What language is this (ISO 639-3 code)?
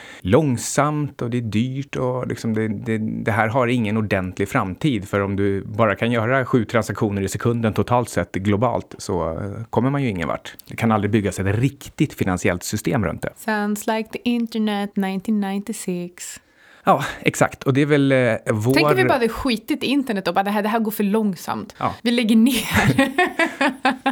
swe